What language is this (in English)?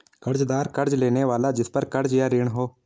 Hindi